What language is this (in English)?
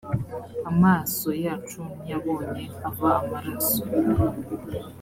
Kinyarwanda